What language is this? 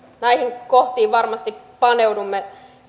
Finnish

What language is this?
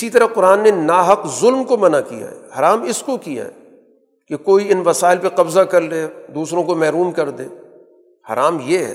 Urdu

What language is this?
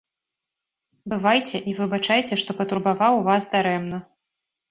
Belarusian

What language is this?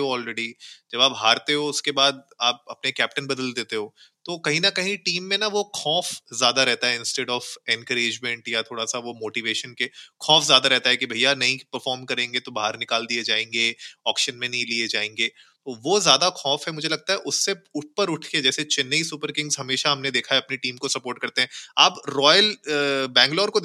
Hindi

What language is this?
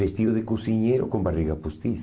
Portuguese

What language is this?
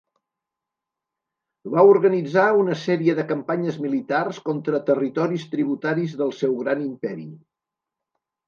Catalan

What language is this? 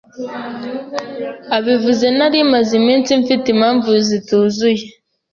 Kinyarwanda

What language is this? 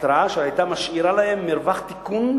Hebrew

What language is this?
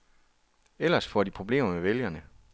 Danish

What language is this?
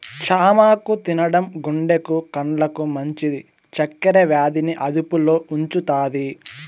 Telugu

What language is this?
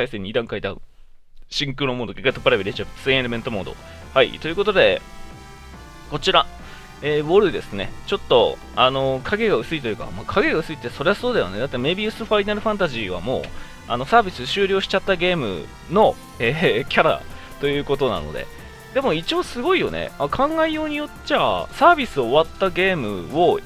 Japanese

